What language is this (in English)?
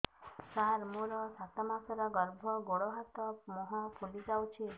Odia